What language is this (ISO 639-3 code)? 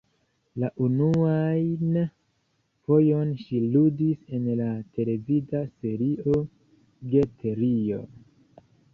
epo